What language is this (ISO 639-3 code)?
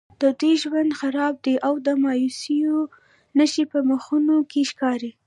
pus